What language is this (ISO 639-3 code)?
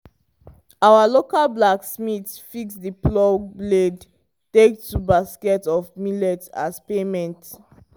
pcm